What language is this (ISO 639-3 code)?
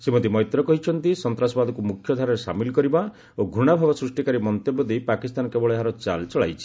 ori